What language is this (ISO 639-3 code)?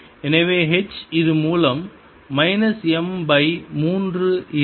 tam